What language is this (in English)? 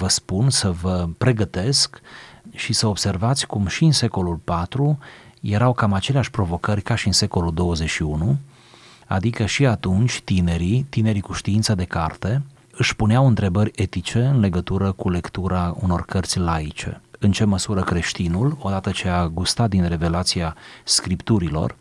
Romanian